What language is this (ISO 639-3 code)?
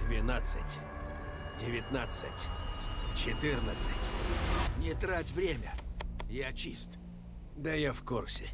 rus